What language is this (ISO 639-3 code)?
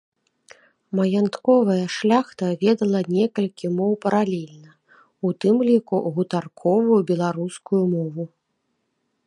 bel